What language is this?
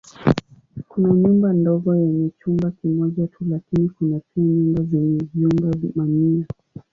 Swahili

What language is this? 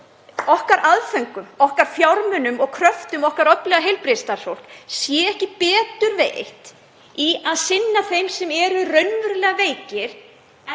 Icelandic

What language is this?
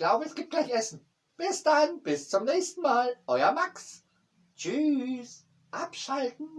German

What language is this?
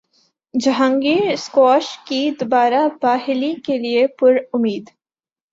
Urdu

